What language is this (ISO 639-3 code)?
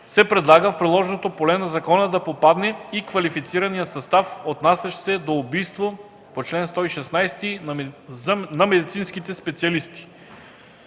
bul